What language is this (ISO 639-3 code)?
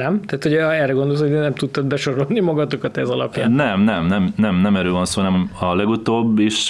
hun